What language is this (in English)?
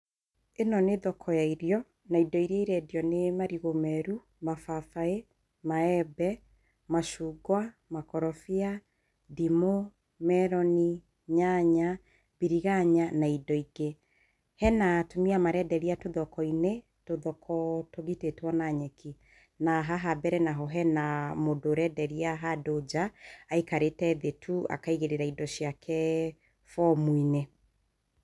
Kikuyu